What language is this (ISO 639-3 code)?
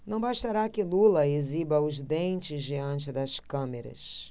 por